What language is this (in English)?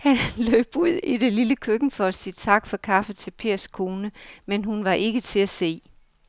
Danish